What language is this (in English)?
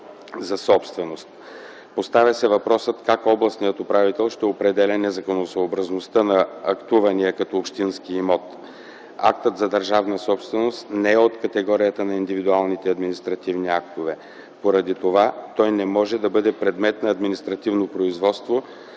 Bulgarian